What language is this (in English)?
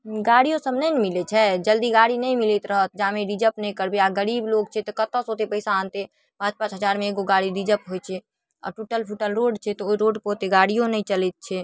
Maithili